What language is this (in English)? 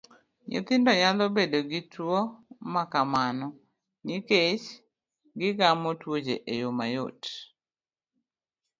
Luo (Kenya and Tanzania)